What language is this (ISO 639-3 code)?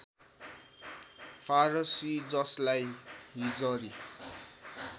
nep